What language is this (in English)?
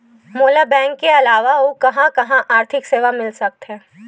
Chhattisgarhi